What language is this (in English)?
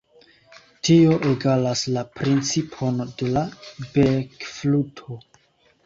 Esperanto